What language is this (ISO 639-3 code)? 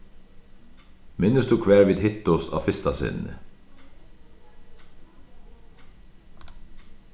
fao